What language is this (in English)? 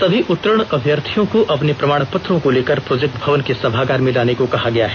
Hindi